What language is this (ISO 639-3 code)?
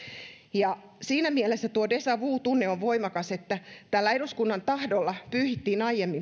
fin